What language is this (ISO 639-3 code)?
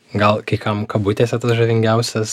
lit